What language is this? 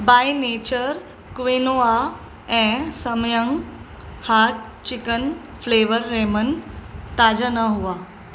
Sindhi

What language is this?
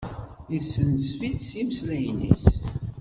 Kabyle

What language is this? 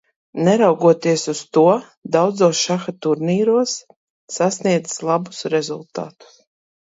Latvian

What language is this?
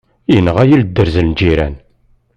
Kabyle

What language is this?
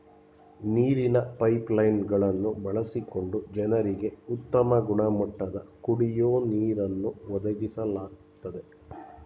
Kannada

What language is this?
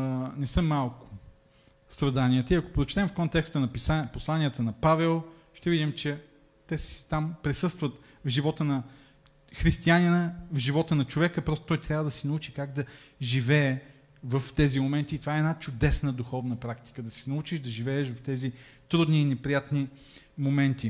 Bulgarian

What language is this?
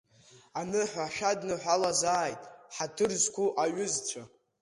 Abkhazian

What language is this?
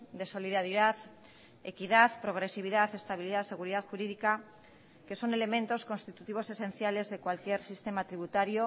Spanish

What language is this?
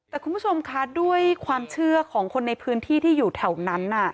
Thai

